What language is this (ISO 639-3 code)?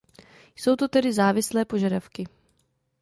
ces